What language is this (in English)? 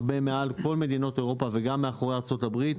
Hebrew